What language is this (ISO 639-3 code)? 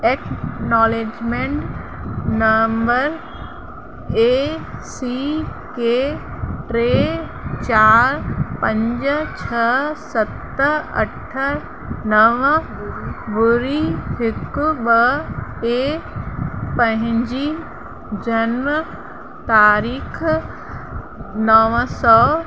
snd